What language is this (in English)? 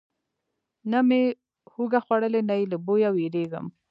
Pashto